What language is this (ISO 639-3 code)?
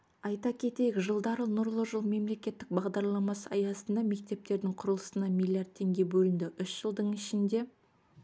kaz